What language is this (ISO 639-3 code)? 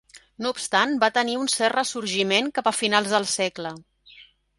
cat